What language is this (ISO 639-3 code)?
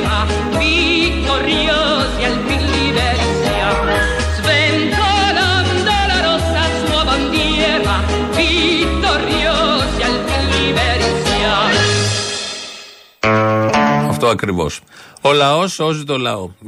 ell